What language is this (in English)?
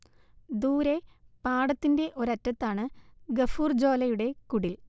Malayalam